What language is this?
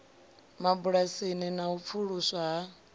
Venda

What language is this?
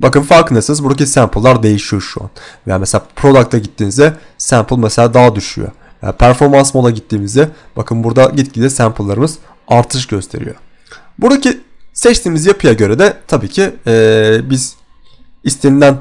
Turkish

